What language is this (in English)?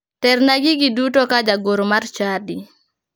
Luo (Kenya and Tanzania)